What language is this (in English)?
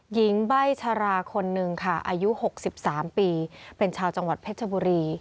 Thai